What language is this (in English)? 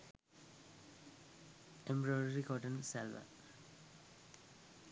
Sinhala